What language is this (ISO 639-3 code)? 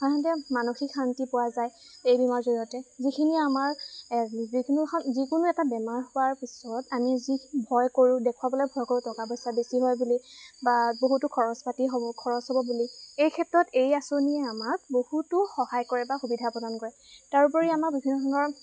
asm